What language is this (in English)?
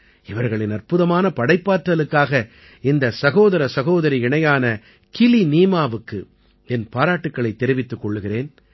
Tamil